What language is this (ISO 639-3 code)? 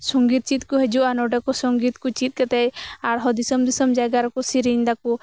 sat